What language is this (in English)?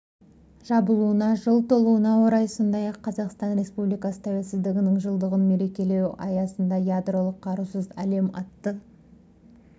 Kazakh